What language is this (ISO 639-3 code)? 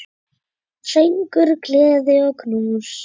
isl